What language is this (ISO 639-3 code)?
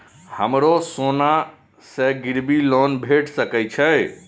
mai